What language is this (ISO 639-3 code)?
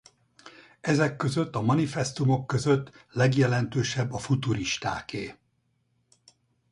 hun